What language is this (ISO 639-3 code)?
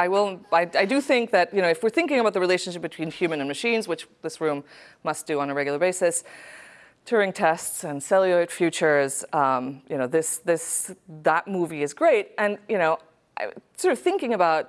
eng